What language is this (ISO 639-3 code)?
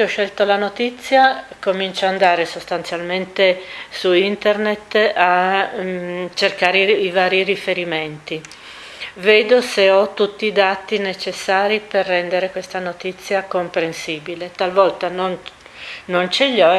ita